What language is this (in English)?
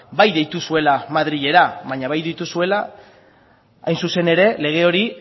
Basque